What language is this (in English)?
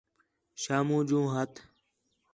Khetrani